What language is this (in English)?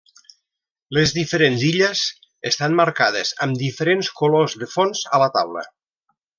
Catalan